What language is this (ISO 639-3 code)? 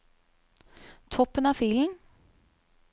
nor